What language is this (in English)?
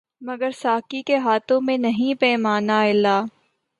Urdu